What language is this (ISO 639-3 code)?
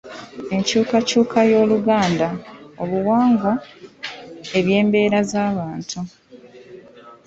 lug